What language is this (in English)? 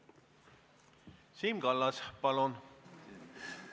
Estonian